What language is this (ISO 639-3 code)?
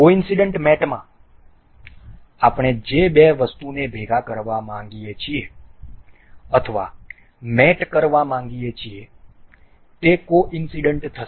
guj